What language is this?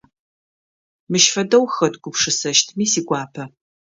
Adyghe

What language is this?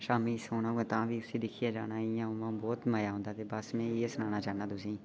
Dogri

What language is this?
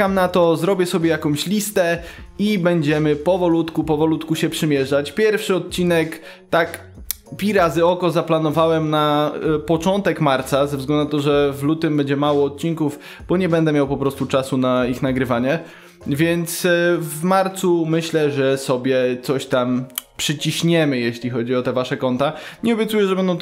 Polish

